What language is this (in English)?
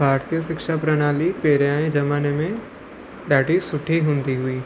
Sindhi